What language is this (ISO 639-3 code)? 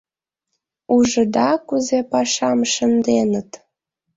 chm